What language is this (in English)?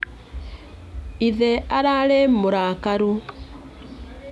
Kikuyu